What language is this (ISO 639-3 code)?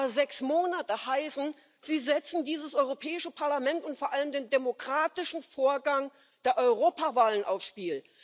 deu